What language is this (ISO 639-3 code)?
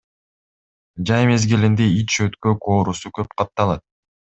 kir